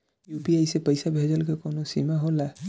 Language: Bhojpuri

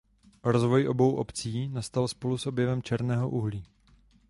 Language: Czech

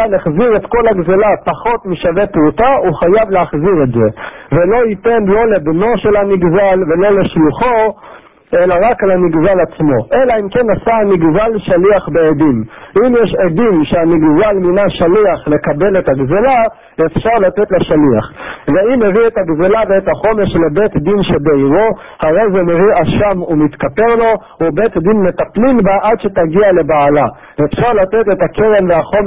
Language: Hebrew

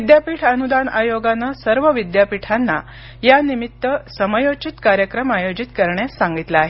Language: Marathi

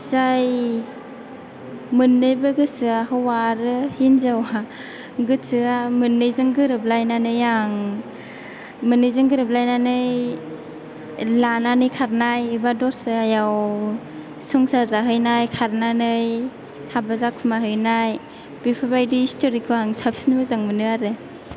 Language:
Bodo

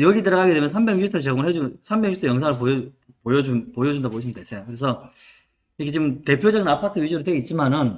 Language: Korean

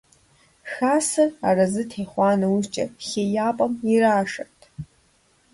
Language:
Kabardian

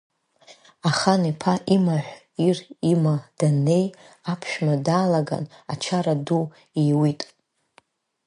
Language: Abkhazian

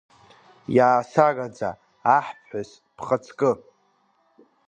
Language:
Abkhazian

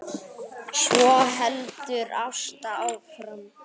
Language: Icelandic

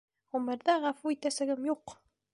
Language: Bashkir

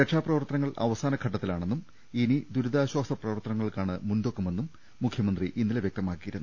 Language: Malayalam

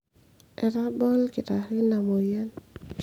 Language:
Masai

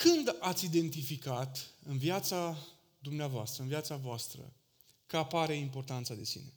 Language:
Romanian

